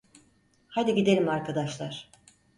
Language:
Turkish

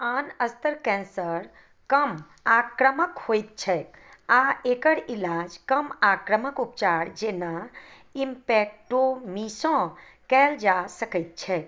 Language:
Maithili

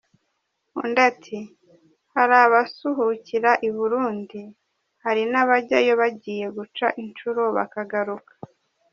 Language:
Kinyarwanda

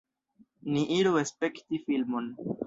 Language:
Esperanto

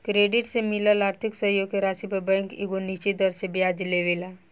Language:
Bhojpuri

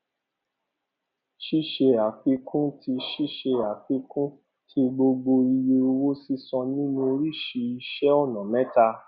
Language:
Yoruba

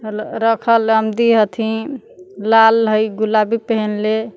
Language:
Magahi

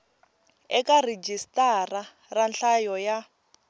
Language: Tsonga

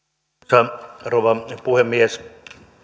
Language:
Finnish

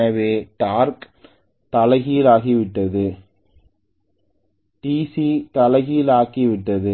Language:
Tamil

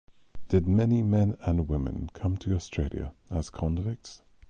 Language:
English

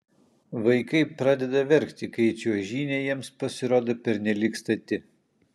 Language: Lithuanian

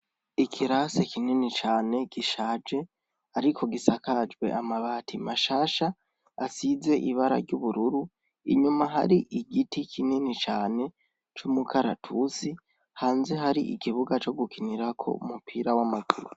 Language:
Rundi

